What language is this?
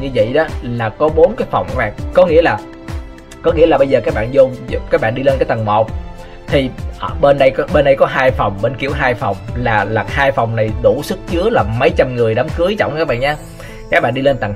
Vietnamese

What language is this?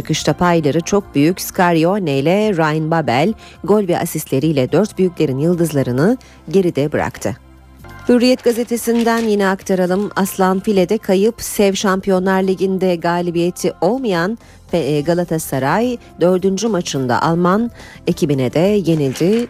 Turkish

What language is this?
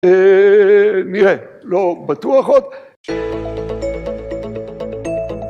Hebrew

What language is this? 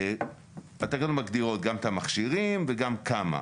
Hebrew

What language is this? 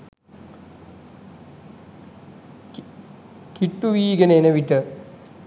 Sinhala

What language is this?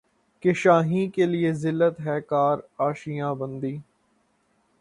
Urdu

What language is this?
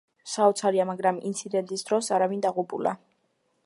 Georgian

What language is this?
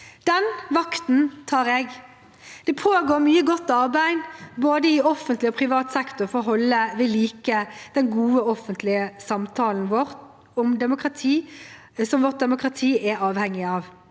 Norwegian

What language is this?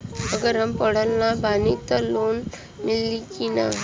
Bhojpuri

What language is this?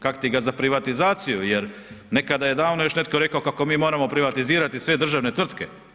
Croatian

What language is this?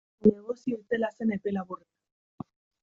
Basque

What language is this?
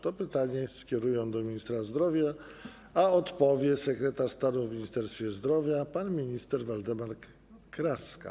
Polish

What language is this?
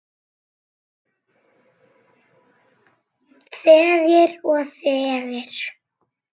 Icelandic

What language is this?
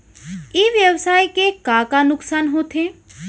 Chhattisgarhi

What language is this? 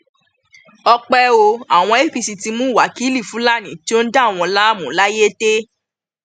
Yoruba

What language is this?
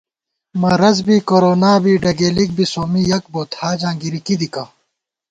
Gawar-Bati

